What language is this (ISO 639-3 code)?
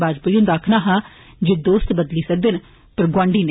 doi